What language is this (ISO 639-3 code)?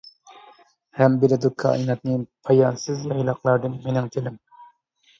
uig